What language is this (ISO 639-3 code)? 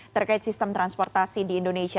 ind